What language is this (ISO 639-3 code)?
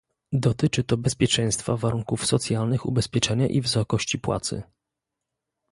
pol